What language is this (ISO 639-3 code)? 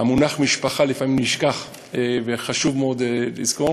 heb